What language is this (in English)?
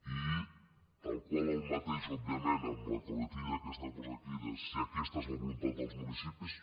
Catalan